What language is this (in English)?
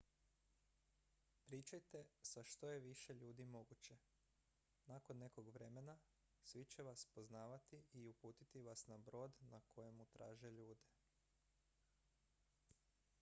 Croatian